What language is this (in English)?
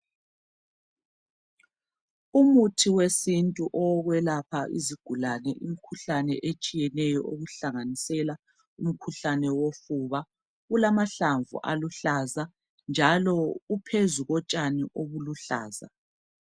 North Ndebele